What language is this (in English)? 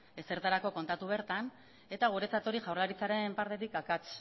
Basque